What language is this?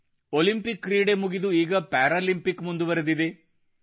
Kannada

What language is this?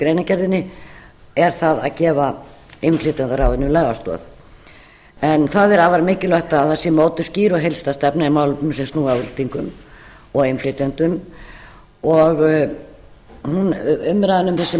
Icelandic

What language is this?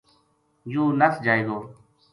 Gujari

